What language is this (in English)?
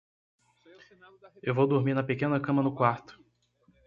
Portuguese